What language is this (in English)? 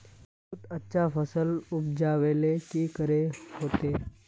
Magahi